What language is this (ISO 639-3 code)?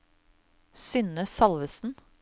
nor